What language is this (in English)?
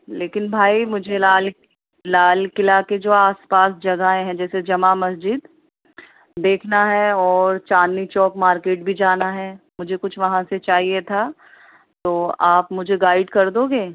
Urdu